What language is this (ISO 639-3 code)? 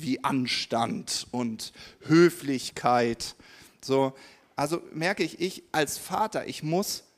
deu